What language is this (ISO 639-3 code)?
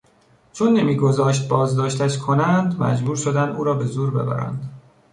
fas